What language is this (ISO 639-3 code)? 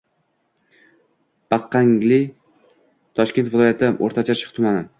uzb